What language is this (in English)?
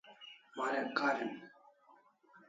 Kalasha